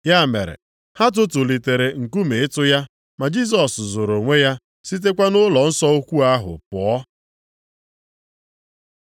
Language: Igbo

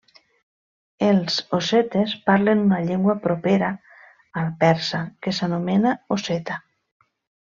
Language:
Catalan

